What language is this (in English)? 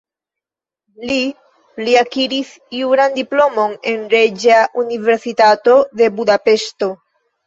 Esperanto